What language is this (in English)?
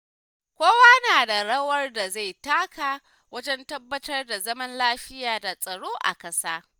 Hausa